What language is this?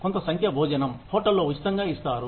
Telugu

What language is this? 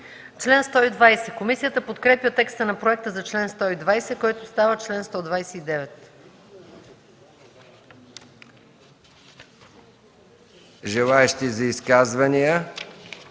Bulgarian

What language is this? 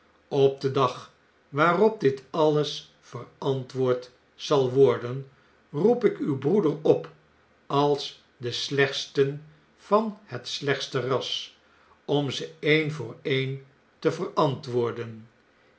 Dutch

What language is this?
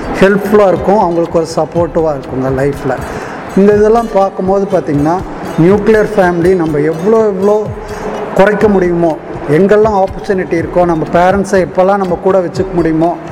Tamil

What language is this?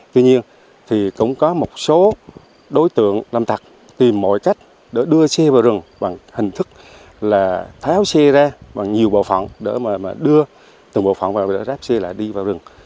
Vietnamese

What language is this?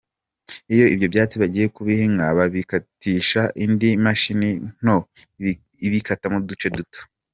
Kinyarwanda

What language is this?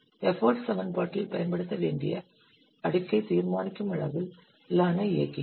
Tamil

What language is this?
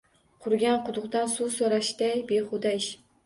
Uzbek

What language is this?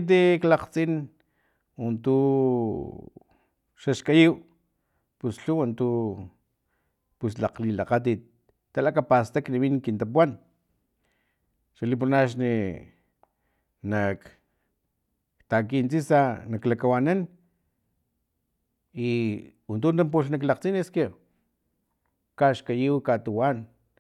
Filomena Mata-Coahuitlán Totonac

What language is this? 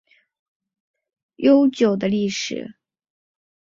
Chinese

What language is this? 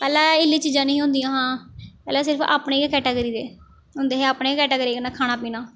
Dogri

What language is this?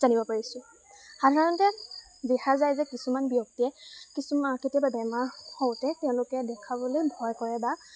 Assamese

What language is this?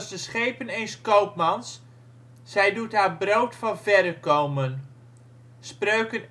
Dutch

